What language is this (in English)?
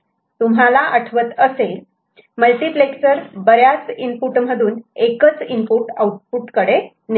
Marathi